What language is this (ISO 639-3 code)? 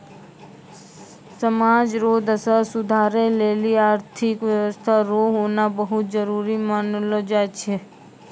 mai